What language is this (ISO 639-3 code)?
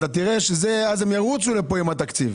heb